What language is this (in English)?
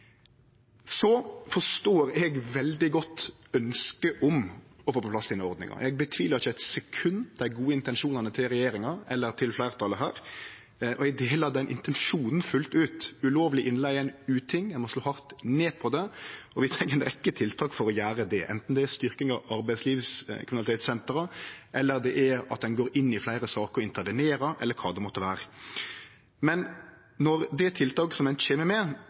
Norwegian Nynorsk